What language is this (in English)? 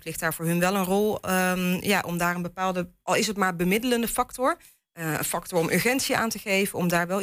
Dutch